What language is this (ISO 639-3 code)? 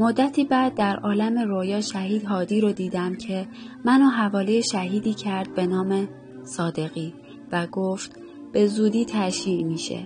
fas